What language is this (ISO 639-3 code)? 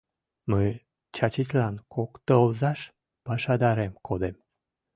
chm